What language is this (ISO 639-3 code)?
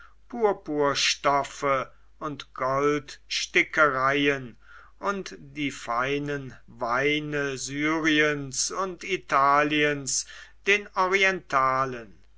deu